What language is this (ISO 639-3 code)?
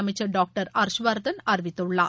tam